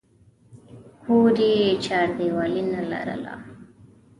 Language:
Pashto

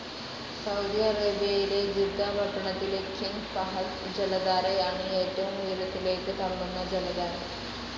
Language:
Malayalam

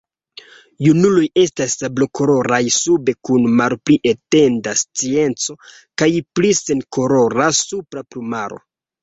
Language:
Esperanto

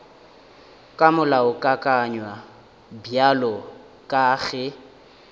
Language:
Northern Sotho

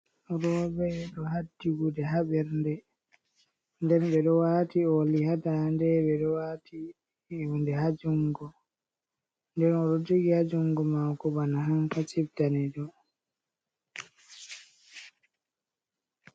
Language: Fula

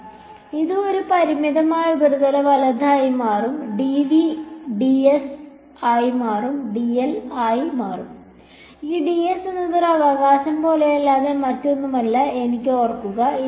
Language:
Malayalam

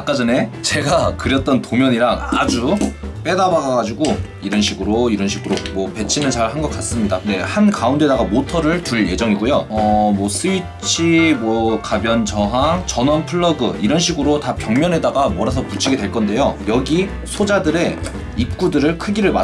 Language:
Korean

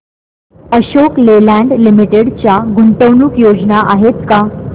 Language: Marathi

